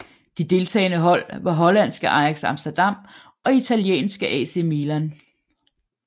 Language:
Danish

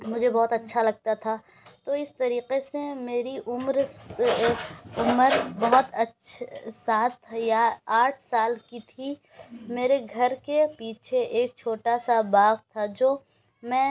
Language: Urdu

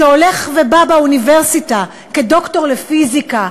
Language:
Hebrew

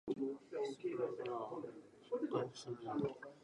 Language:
Japanese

